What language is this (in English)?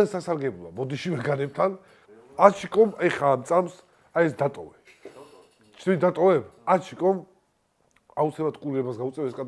Arabic